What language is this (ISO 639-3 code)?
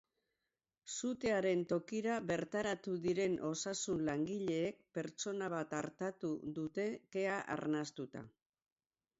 eus